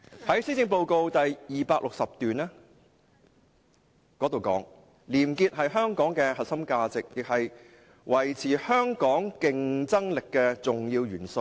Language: Cantonese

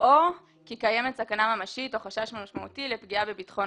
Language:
Hebrew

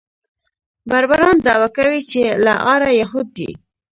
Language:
Pashto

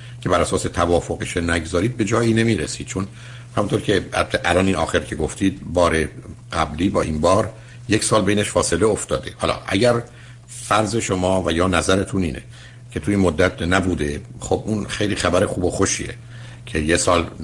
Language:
Persian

